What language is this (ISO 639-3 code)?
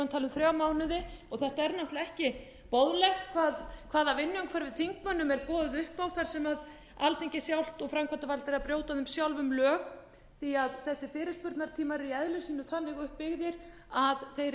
isl